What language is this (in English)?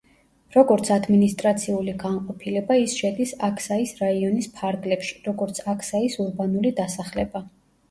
Georgian